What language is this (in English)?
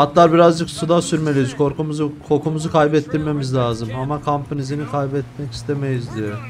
Turkish